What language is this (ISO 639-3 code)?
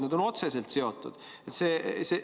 est